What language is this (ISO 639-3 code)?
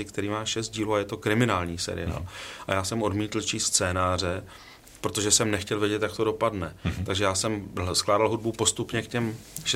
ces